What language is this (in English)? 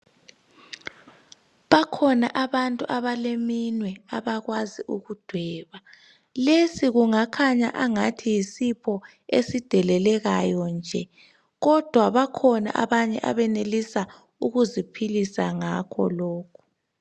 North Ndebele